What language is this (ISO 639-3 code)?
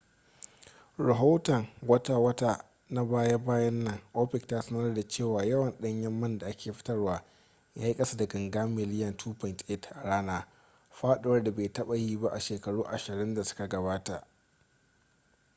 hau